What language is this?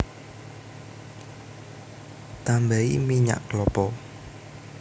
Javanese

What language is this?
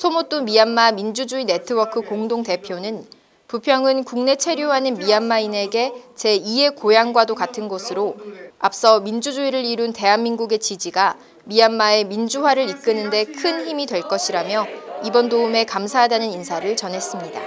Korean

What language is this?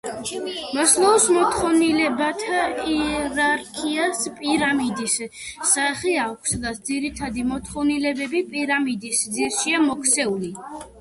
Georgian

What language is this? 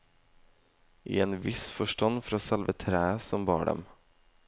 Norwegian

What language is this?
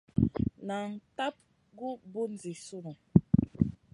Masana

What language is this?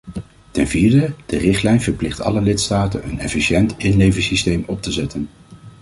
Dutch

